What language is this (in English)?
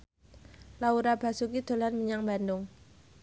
Javanese